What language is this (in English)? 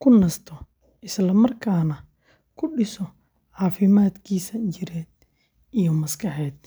Somali